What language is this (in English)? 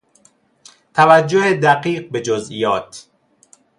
Persian